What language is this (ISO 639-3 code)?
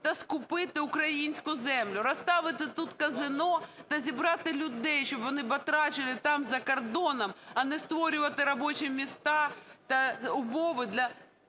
ukr